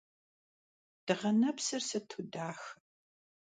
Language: Kabardian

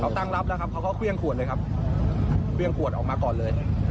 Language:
Thai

